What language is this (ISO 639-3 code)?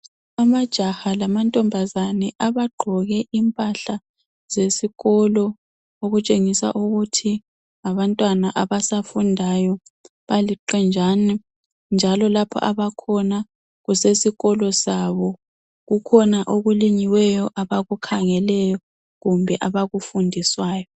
nde